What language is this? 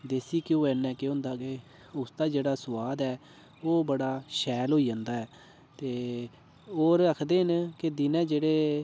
Dogri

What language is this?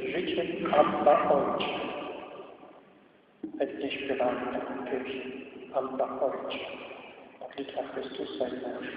Polish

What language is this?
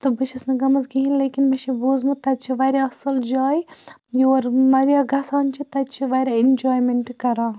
Kashmiri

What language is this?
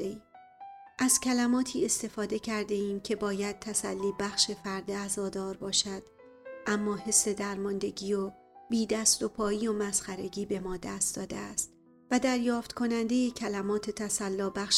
Persian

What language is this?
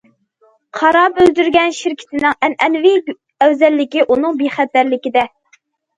Uyghur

